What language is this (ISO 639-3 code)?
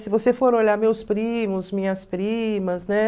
por